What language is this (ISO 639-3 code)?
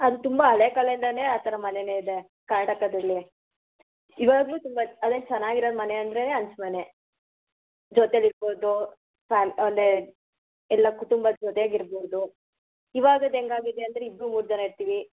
kan